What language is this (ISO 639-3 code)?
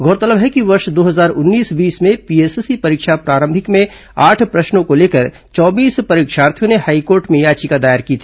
hin